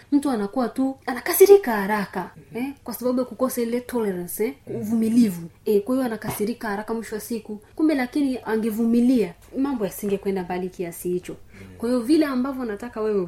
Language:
Swahili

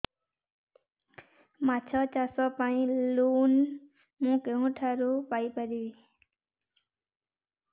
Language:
Odia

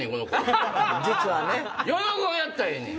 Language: Japanese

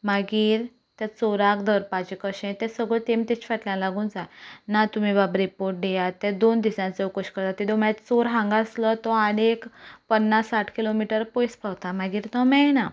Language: Konkani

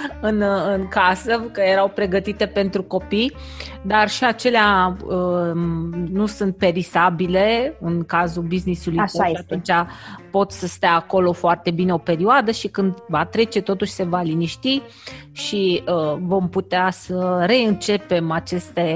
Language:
Romanian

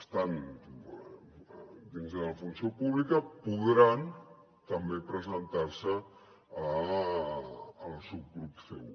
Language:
Catalan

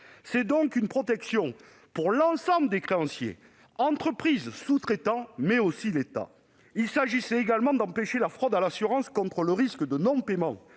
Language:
French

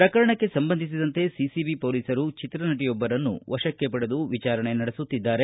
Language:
Kannada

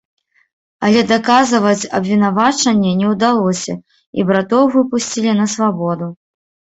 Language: Belarusian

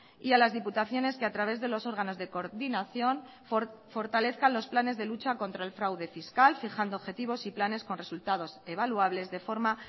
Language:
Spanish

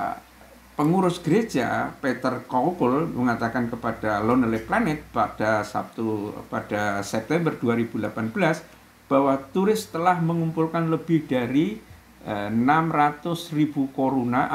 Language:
Indonesian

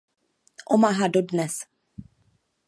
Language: Czech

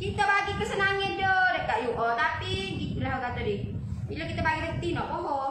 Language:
Malay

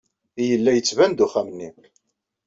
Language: Kabyle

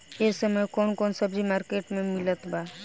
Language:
Bhojpuri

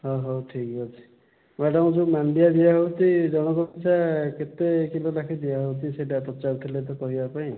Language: Odia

